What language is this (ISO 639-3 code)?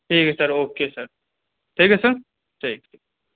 urd